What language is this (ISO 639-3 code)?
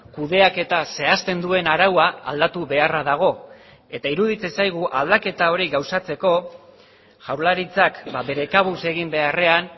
eus